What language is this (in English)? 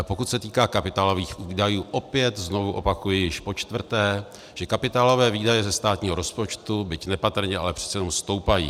Czech